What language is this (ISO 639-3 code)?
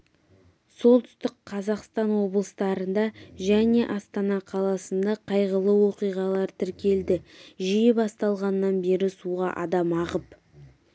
kaz